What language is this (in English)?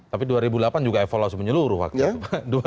Indonesian